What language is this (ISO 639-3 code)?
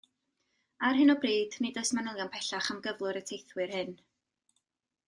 cym